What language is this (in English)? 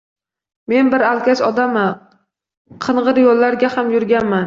Uzbek